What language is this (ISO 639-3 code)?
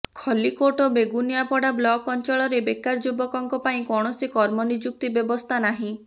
ori